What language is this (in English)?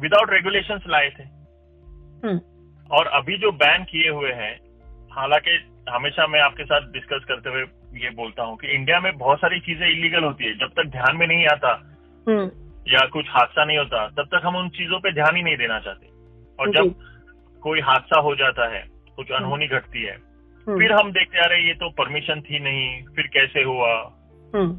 Hindi